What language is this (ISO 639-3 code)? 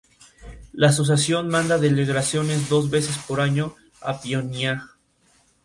spa